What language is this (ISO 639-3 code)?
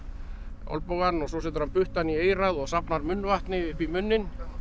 isl